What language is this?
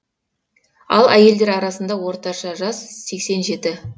Kazakh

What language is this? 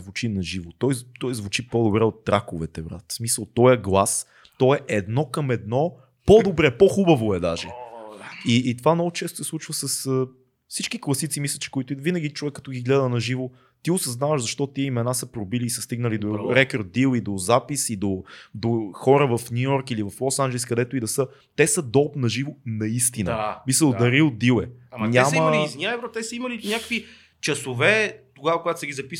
Bulgarian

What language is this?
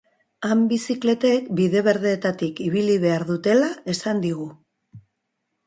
Basque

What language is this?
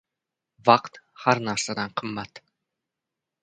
Uzbek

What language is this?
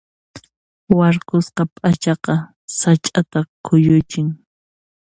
Puno Quechua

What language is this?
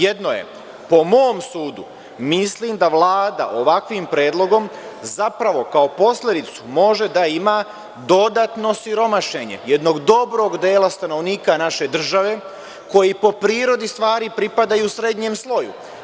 Serbian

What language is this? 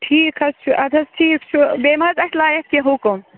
Kashmiri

